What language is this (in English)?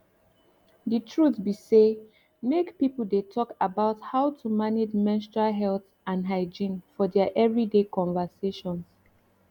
Nigerian Pidgin